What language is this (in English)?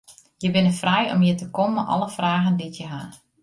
Western Frisian